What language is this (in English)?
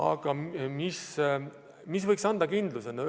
Estonian